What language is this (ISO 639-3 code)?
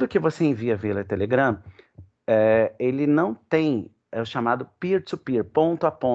por